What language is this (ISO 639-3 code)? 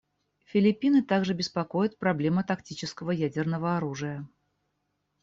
rus